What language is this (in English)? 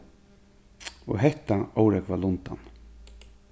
Faroese